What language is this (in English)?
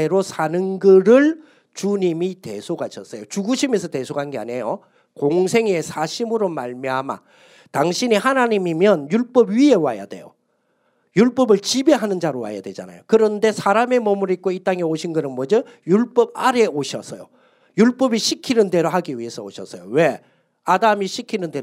Korean